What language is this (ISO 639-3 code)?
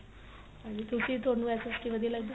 pan